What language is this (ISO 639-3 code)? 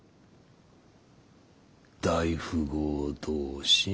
jpn